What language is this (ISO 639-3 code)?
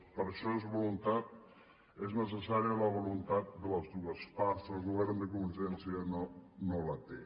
cat